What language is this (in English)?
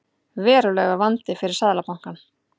Icelandic